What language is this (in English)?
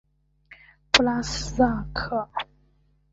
Chinese